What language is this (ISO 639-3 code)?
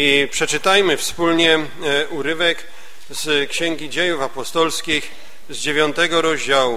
pol